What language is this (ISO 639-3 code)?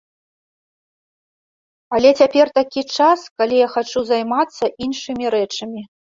bel